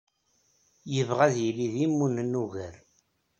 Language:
Kabyle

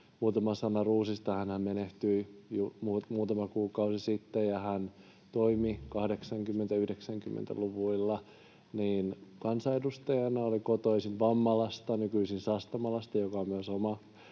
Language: Finnish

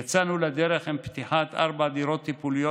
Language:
Hebrew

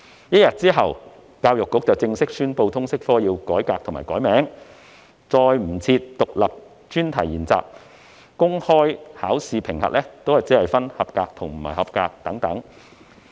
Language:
Cantonese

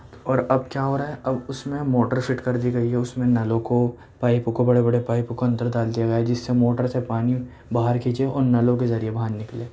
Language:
Urdu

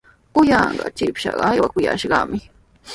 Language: Sihuas Ancash Quechua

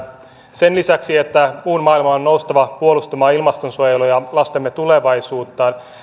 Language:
Finnish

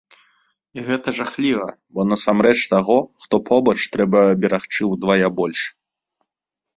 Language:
Belarusian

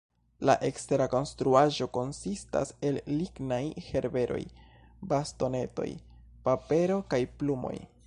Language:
Esperanto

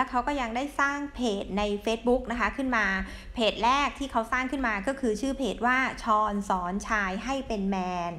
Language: Thai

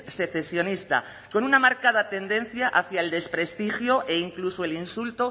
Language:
Spanish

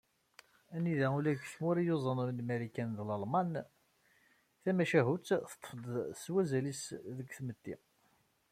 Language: Kabyle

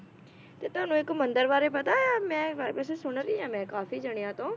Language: Punjabi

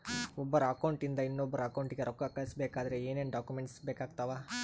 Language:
Kannada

